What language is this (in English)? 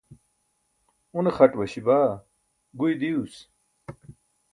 Burushaski